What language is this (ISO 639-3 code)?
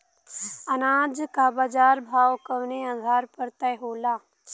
bho